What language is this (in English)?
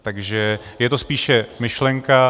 Czech